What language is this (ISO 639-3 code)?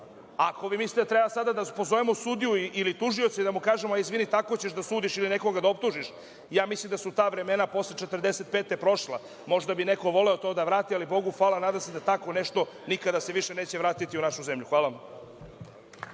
srp